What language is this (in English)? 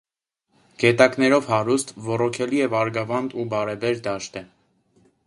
Armenian